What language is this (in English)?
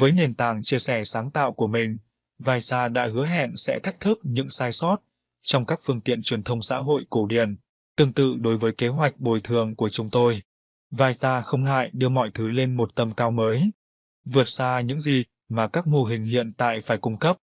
Vietnamese